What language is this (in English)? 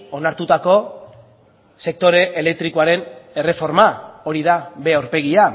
Basque